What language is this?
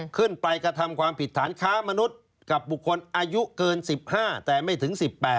Thai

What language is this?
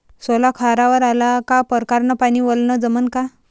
Marathi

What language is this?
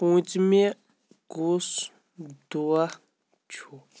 Kashmiri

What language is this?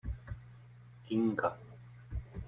Czech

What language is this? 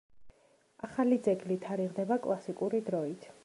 Georgian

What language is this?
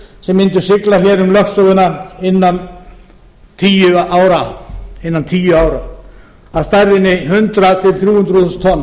Icelandic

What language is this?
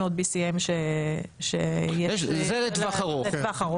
Hebrew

